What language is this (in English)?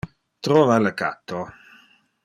Interlingua